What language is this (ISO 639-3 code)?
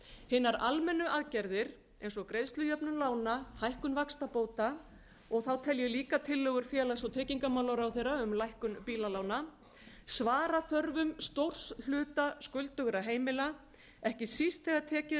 isl